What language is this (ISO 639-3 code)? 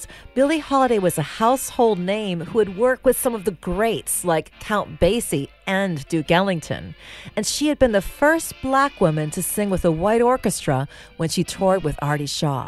eng